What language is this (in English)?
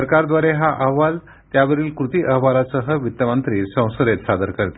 Marathi